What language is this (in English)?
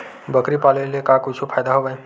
Chhattisgarhi